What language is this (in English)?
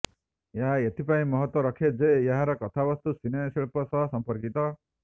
Odia